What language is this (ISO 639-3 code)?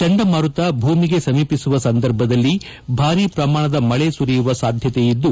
kan